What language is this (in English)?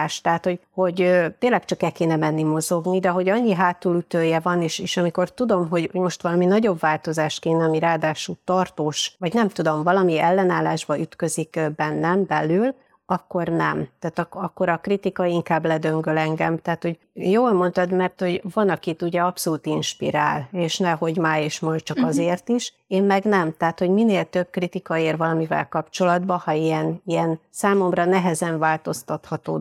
Hungarian